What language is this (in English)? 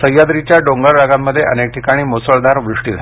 Marathi